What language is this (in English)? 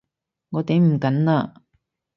Cantonese